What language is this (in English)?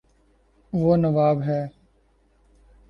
Urdu